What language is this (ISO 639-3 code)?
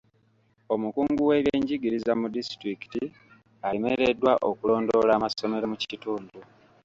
lug